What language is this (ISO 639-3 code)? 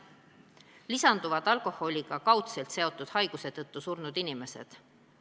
est